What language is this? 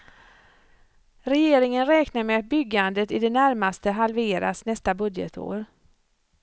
Swedish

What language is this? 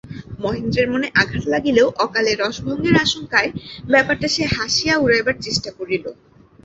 Bangla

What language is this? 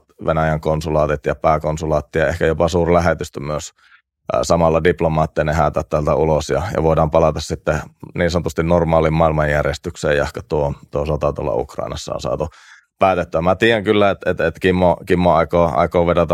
Finnish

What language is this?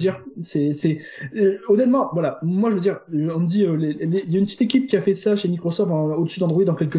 French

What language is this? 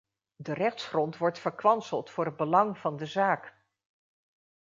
Dutch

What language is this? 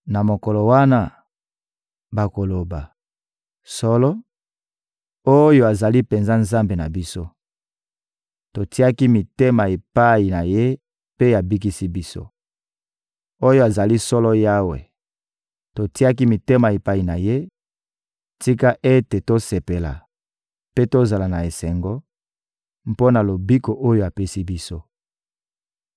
Lingala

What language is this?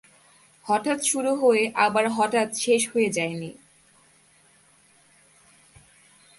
Bangla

